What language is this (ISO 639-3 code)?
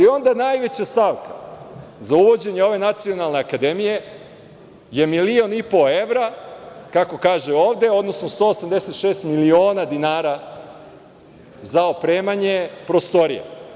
srp